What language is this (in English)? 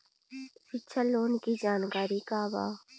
Bhojpuri